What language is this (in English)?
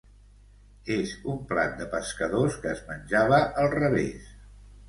Catalan